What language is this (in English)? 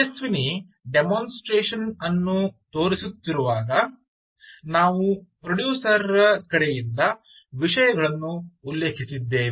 Kannada